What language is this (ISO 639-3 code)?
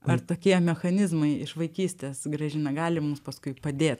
lit